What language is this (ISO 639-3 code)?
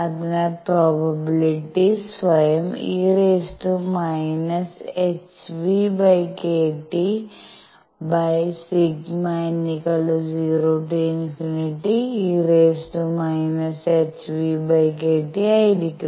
mal